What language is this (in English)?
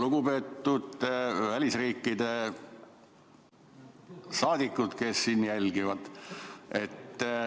Estonian